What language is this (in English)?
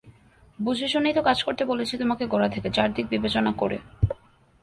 Bangla